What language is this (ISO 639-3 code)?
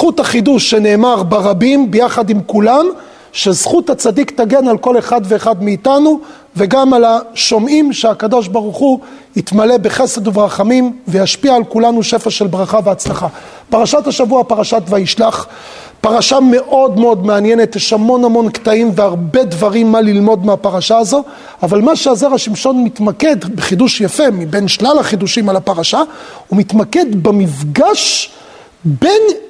heb